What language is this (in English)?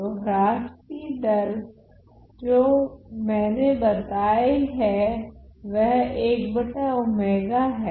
Hindi